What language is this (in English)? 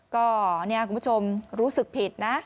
Thai